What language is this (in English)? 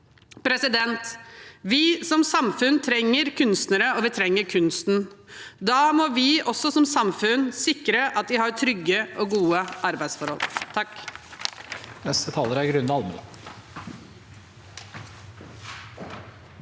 Norwegian